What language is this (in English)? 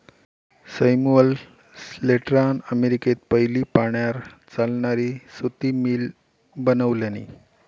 Marathi